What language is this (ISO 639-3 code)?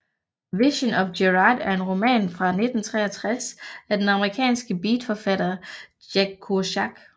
dan